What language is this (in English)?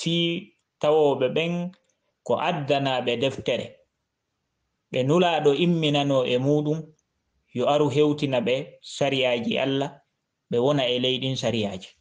Indonesian